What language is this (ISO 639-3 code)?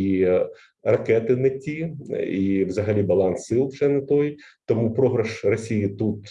ukr